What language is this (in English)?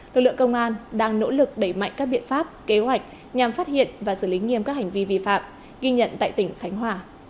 Vietnamese